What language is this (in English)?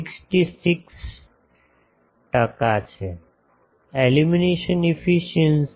Gujarati